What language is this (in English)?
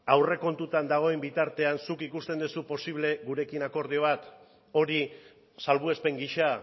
Basque